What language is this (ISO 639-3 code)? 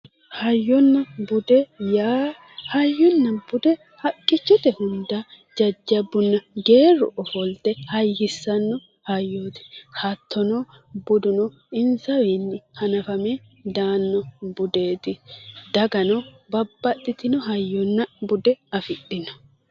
sid